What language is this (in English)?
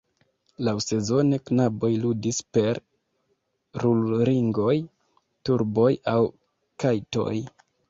Esperanto